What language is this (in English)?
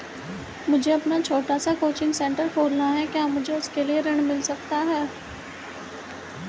Hindi